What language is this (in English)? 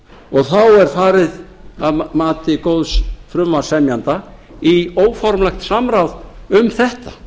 Icelandic